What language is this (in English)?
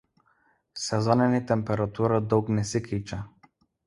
Lithuanian